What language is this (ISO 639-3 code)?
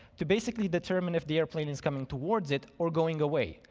eng